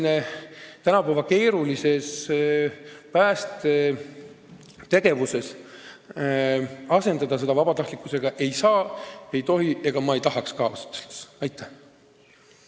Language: Estonian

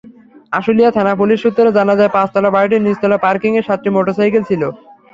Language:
Bangla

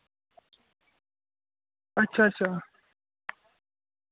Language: Dogri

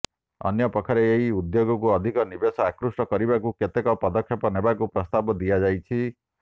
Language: Odia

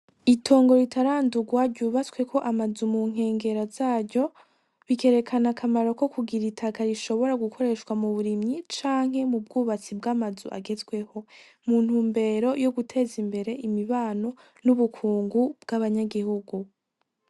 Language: Rundi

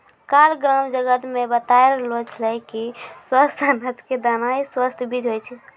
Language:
Maithili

